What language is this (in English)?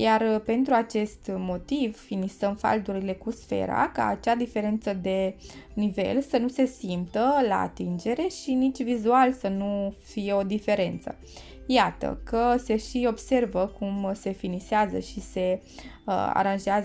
Romanian